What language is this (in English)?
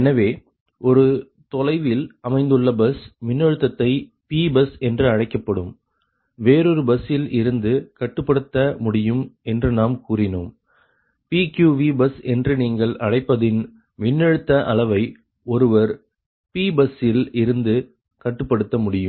Tamil